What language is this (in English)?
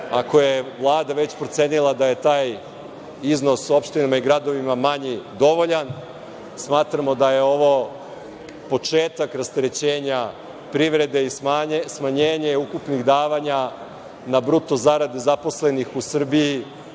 Serbian